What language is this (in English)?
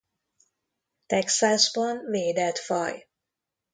Hungarian